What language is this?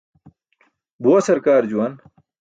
Burushaski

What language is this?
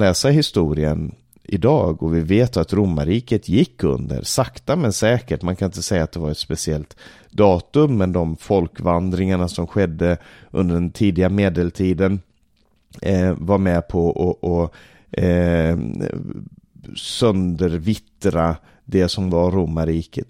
Swedish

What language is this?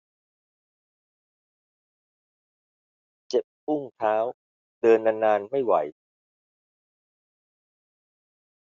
Thai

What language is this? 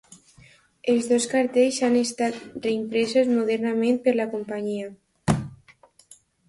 Catalan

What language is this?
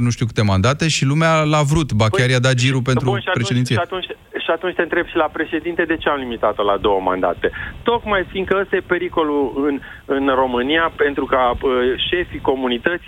Romanian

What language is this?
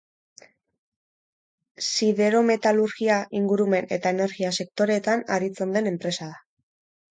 Basque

